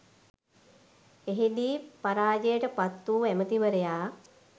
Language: Sinhala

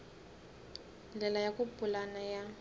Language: Tsonga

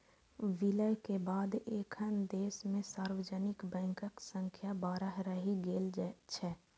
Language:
Maithili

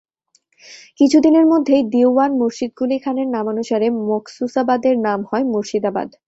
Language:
Bangla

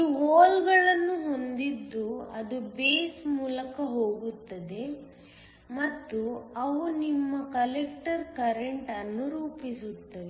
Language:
Kannada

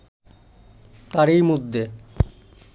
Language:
Bangla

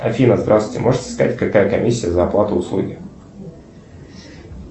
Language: Russian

